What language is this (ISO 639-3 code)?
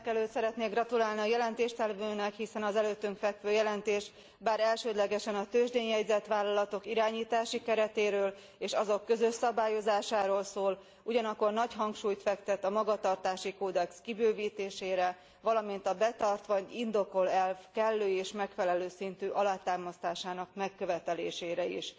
hun